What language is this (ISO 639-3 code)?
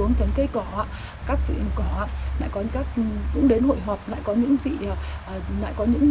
vie